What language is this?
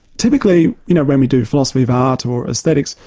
English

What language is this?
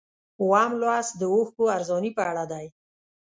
Pashto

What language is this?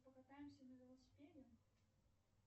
Russian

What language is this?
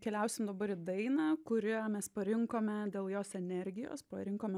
Lithuanian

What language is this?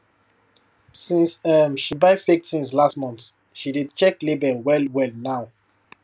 Nigerian Pidgin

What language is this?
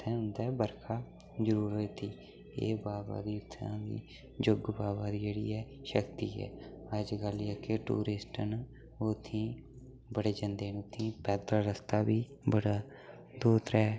Dogri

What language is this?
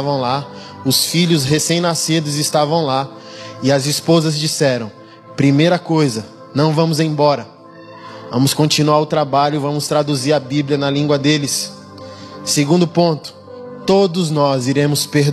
Portuguese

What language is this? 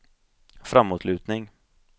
Swedish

